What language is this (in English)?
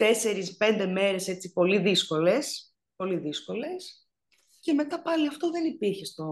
Greek